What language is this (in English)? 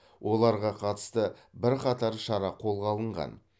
Kazakh